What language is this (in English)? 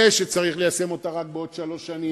Hebrew